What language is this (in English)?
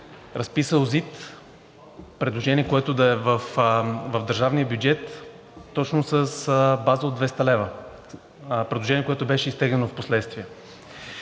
Bulgarian